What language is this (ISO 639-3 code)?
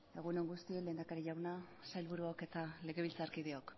eus